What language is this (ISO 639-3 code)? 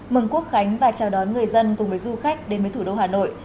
vie